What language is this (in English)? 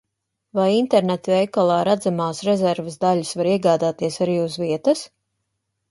Latvian